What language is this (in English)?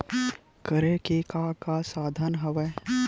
Chhattisgarhi